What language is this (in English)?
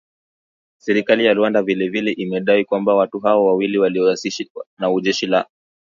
Swahili